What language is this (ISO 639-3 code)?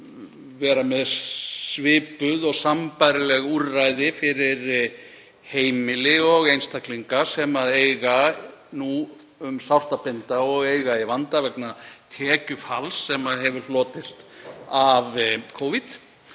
isl